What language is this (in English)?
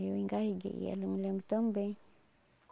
Portuguese